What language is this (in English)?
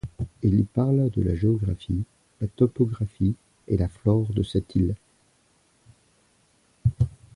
French